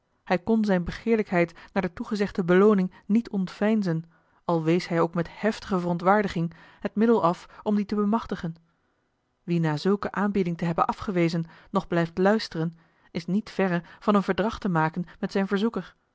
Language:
Dutch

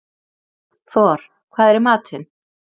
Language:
Icelandic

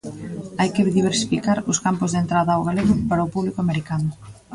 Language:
Galician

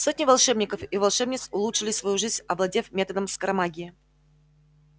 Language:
Russian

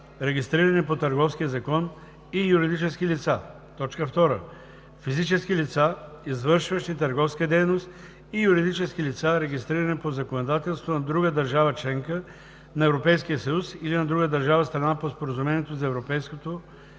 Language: Bulgarian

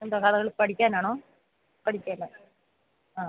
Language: Malayalam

